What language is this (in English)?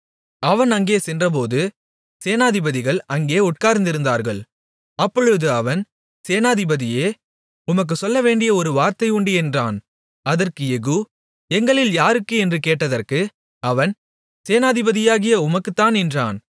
Tamil